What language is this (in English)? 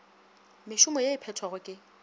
Northern Sotho